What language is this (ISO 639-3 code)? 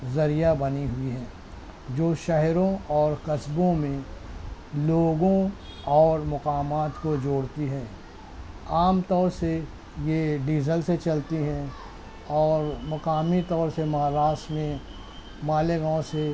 urd